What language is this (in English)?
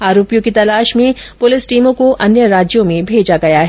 Hindi